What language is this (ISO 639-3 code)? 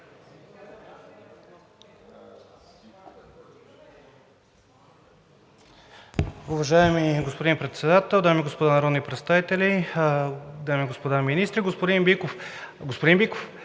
bul